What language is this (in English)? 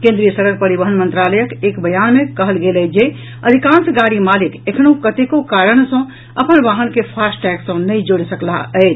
Maithili